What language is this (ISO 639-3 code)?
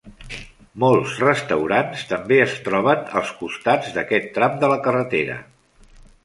cat